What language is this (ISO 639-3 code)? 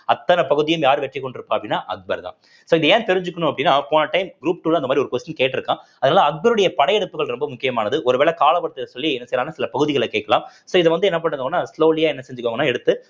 tam